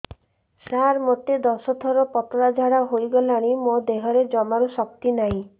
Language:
Odia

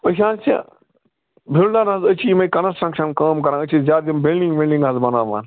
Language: Kashmiri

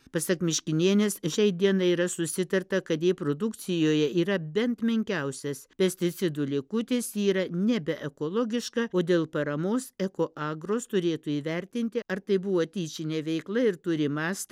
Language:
Lithuanian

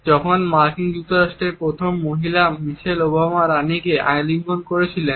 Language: Bangla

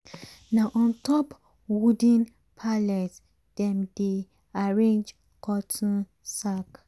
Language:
Nigerian Pidgin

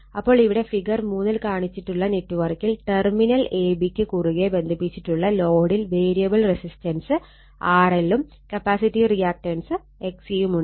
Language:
Malayalam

